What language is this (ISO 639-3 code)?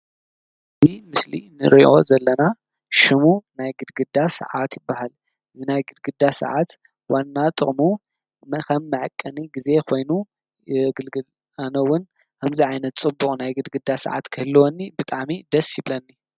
tir